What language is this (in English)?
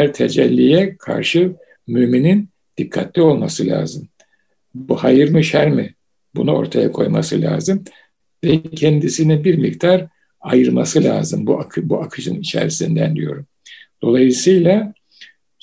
Turkish